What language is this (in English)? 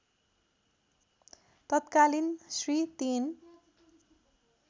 Nepali